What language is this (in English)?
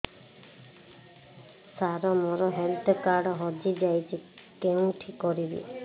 Odia